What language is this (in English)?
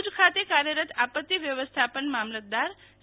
Gujarati